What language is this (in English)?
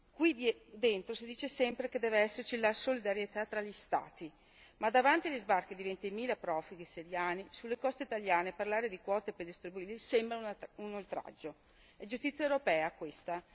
Italian